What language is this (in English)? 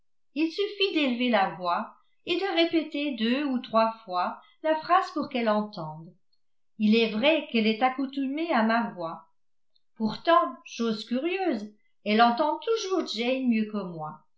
French